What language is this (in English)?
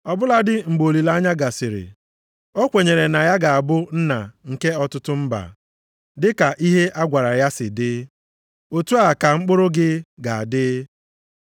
Igbo